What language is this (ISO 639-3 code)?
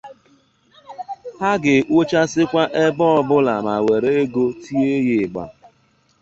ibo